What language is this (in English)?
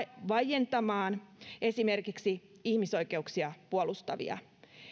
Finnish